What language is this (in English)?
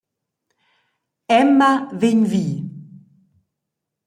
Romansh